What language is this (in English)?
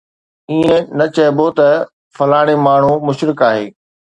Sindhi